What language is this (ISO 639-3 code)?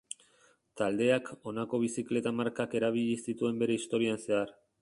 eus